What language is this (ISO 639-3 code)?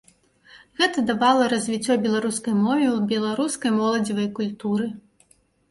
bel